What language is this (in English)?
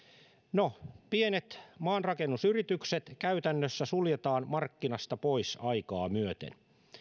Finnish